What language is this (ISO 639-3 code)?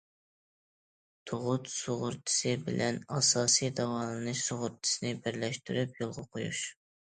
uig